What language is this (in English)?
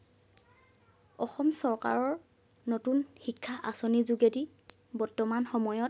Assamese